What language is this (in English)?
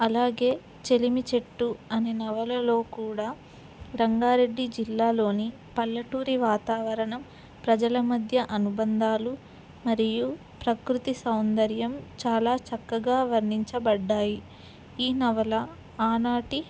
Telugu